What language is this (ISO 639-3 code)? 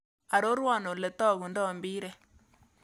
kln